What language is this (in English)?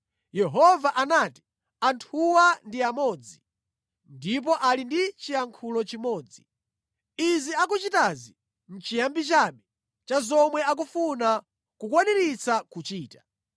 Nyanja